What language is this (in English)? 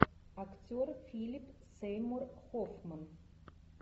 Russian